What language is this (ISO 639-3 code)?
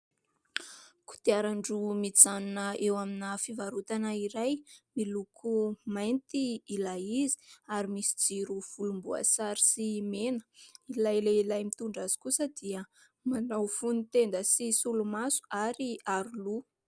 mlg